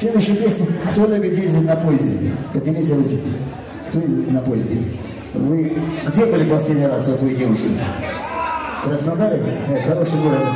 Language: Russian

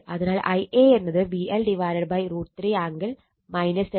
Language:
Malayalam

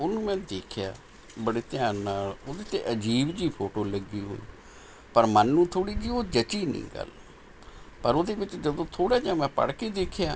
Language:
Punjabi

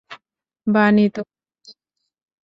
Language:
Bangla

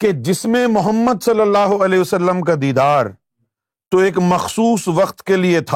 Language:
Urdu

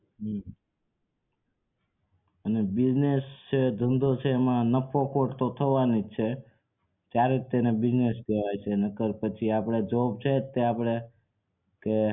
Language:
Gujarati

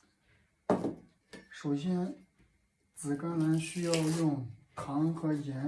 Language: Chinese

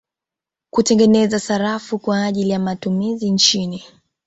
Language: Swahili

